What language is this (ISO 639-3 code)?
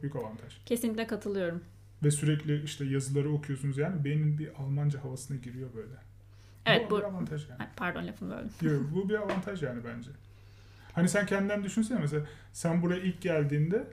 tur